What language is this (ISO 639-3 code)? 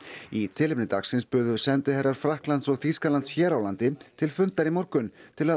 isl